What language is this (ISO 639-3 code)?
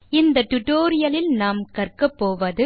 tam